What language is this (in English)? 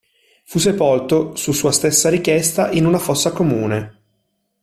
Italian